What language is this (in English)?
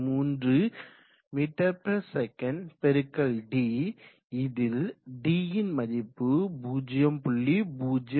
Tamil